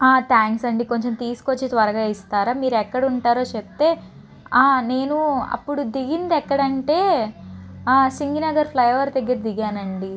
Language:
Telugu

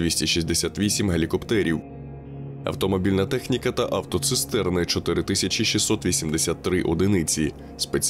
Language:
Ukrainian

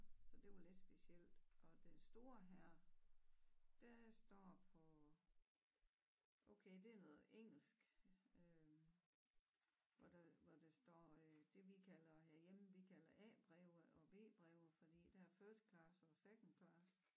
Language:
Danish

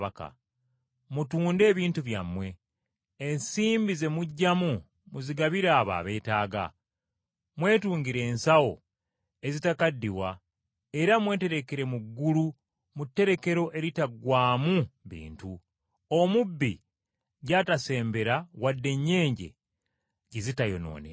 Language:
Ganda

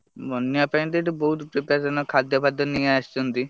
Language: Odia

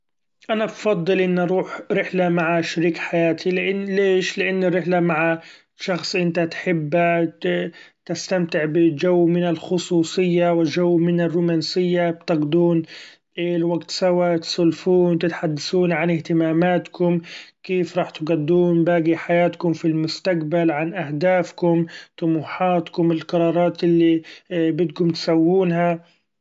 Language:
Gulf Arabic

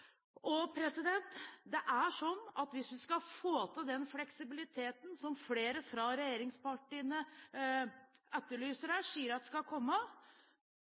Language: Norwegian Bokmål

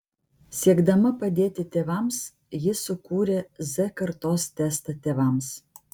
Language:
Lithuanian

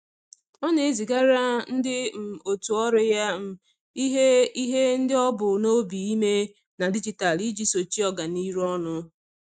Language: Igbo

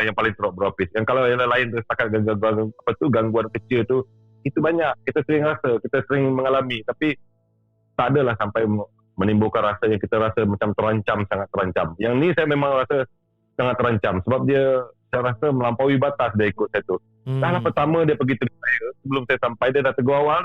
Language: Malay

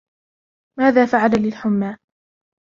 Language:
Arabic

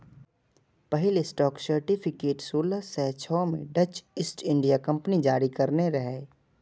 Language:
Maithili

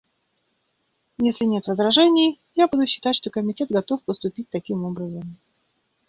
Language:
Russian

